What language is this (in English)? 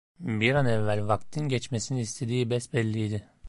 Turkish